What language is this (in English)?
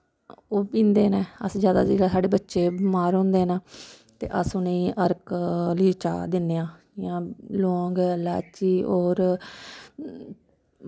Dogri